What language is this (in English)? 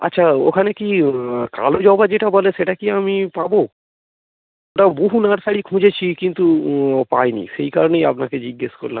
Bangla